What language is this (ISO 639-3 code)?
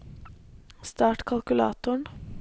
nor